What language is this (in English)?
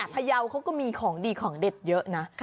Thai